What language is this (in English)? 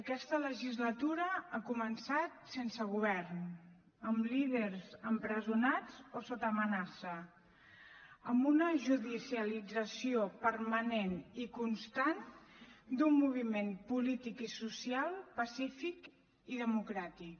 Catalan